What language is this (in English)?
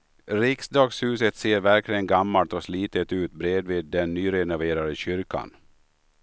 Swedish